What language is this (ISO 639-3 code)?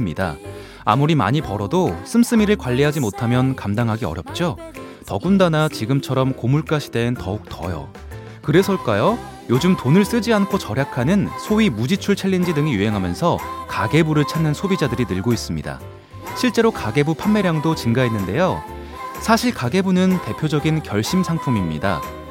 kor